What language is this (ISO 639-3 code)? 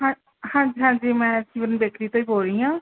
pan